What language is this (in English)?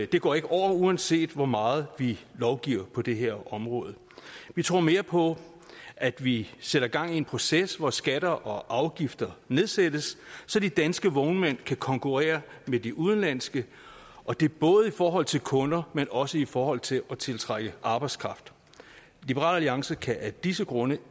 Danish